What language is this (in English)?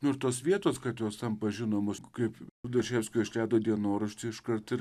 Lithuanian